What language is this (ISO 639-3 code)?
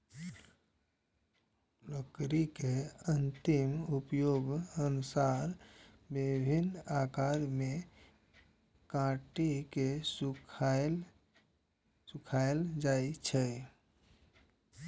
mai